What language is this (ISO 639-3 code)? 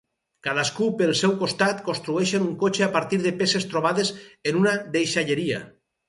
cat